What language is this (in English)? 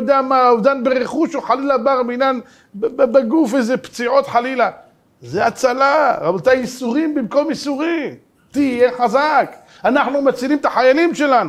Hebrew